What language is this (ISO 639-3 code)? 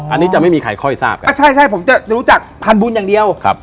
tha